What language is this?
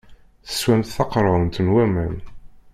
Kabyle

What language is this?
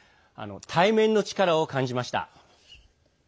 Japanese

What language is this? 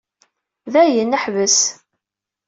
Kabyle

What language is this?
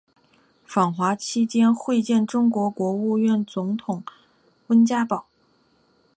Chinese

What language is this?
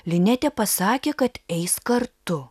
Lithuanian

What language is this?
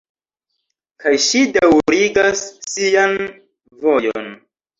Esperanto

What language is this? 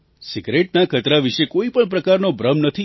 Gujarati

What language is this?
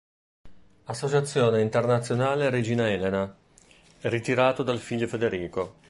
Italian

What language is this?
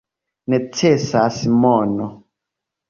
Esperanto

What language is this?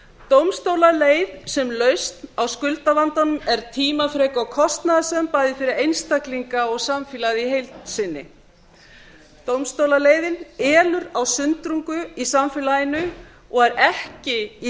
Icelandic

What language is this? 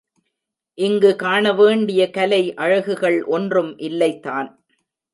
Tamil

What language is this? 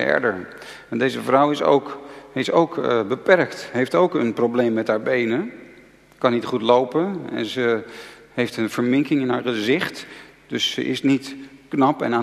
Dutch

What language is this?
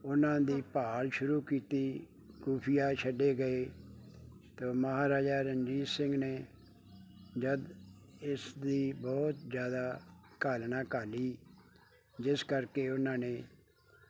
Punjabi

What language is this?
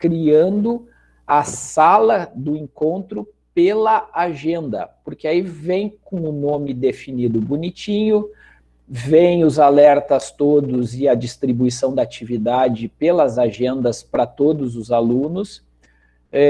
Portuguese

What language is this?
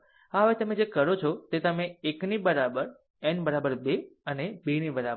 Gujarati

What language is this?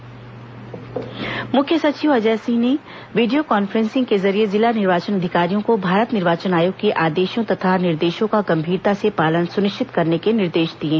Hindi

